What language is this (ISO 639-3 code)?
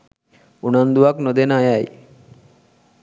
sin